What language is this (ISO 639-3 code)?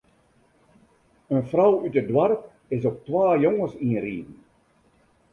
fry